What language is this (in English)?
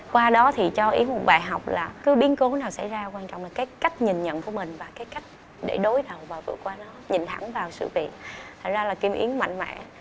Vietnamese